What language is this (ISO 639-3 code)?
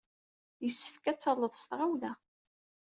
kab